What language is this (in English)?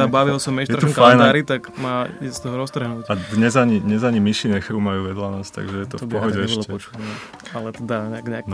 Slovak